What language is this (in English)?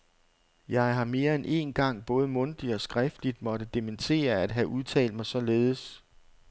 Danish